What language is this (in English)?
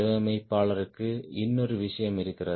Tamil